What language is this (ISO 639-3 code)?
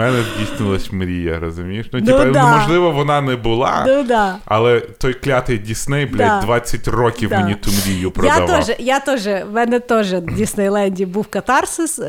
ukr